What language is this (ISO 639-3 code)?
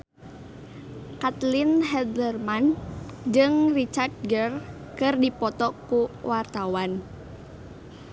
sun